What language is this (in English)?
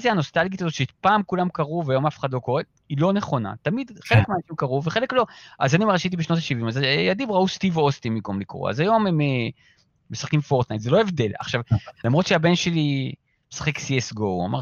Hebrew